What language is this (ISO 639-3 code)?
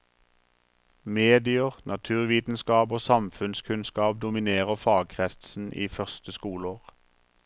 nor